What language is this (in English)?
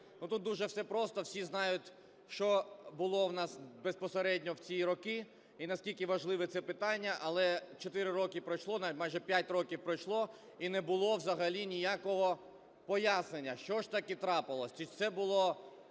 Ukrainian